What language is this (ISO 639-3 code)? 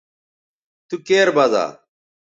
btv